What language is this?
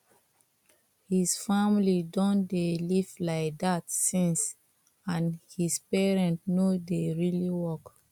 Nigerian Pidgin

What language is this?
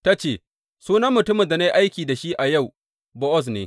Hausa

